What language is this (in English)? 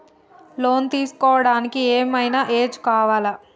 Telugu